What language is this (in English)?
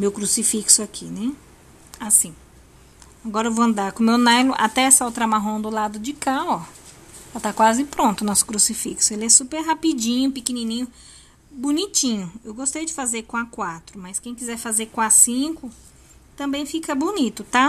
Portuguese